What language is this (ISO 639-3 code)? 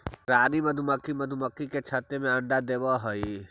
mag